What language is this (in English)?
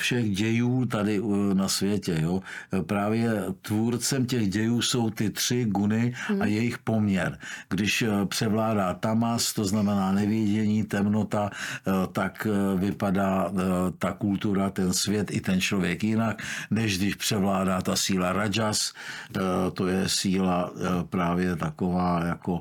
Czech